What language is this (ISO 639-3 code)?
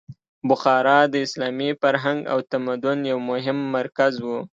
pus